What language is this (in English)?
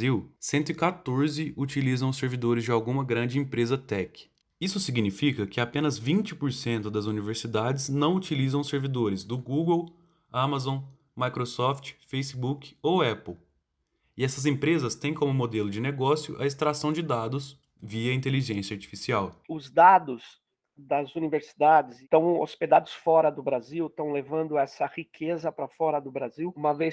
Portuguese